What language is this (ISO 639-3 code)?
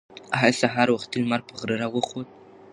pus